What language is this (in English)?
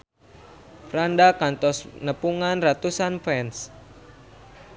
Sundanese